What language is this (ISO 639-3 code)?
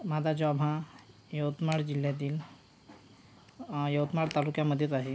mar